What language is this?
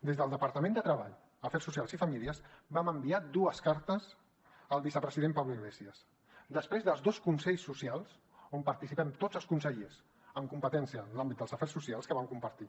Catalan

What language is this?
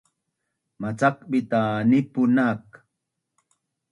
Bunun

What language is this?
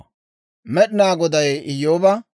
Dawro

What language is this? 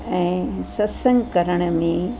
Sindhi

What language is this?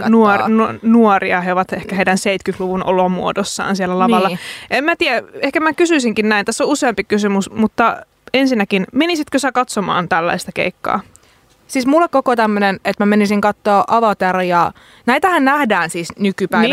Finnish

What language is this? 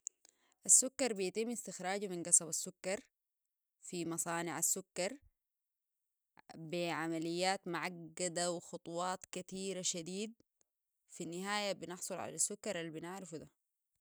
Sudanese Arabic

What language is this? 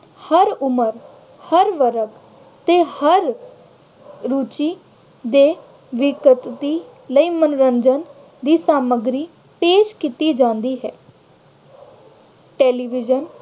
Punjabi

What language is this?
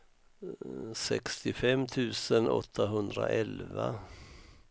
Swedish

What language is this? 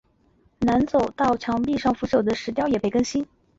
Chinese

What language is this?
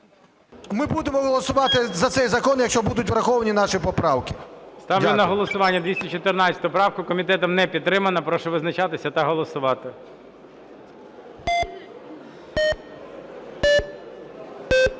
Ukrainian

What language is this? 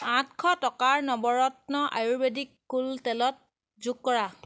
Assamese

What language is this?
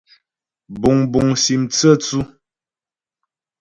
Ghomala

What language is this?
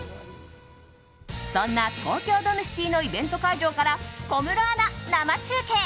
Japanese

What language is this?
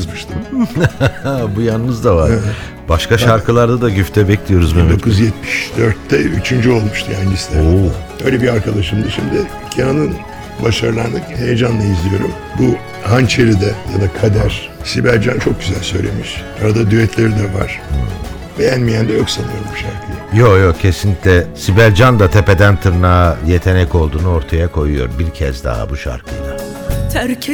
Turkish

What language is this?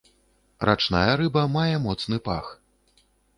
Belarusian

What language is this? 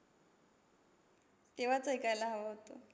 Marathi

